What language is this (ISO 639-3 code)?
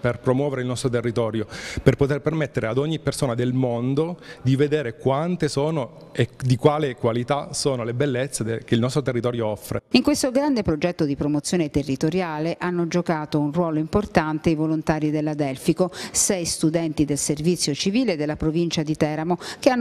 ita